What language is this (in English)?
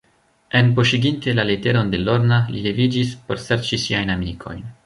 Esperanto